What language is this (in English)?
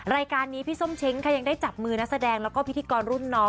Thai